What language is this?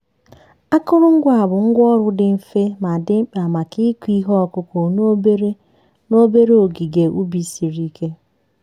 Igbo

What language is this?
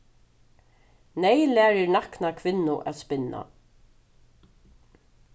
Faroese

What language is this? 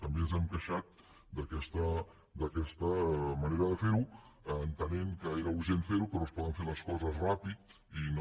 Catalan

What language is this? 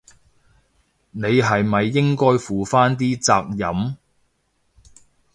Cantonese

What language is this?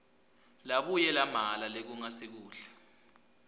Swati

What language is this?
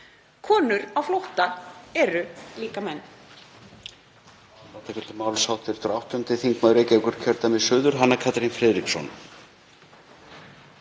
Icelandic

